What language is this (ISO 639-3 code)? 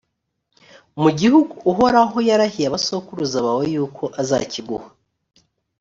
kin